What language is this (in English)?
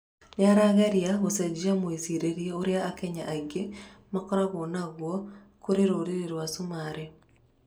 Kikuyu